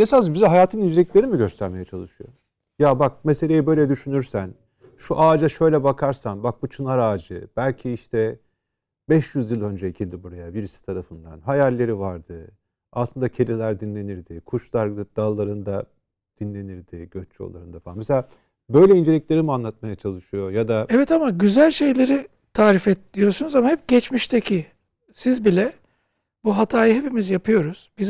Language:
Turkish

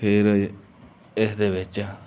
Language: Punjabi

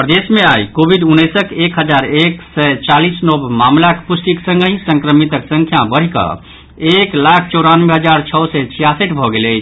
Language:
Maithili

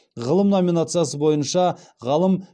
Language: Kazakh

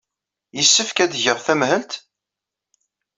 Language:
Kabyle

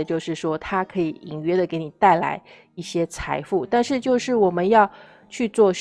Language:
Chinese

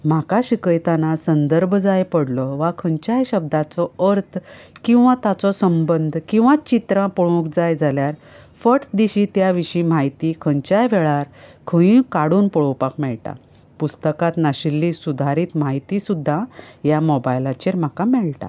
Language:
Konkani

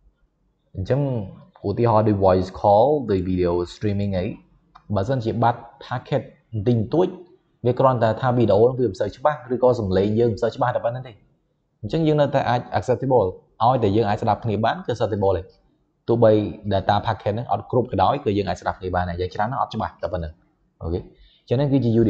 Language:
Thai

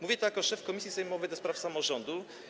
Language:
Polish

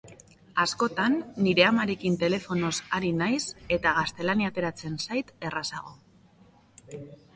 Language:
Basque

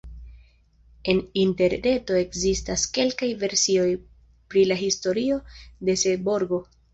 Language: Esperanto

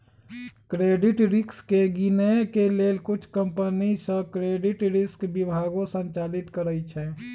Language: Magahi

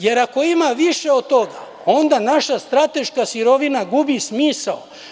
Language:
Serbian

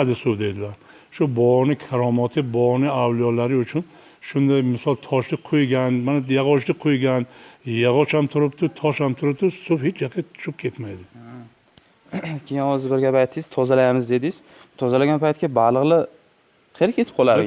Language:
Turkish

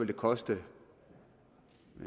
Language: Danish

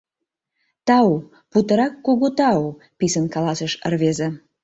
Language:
Mari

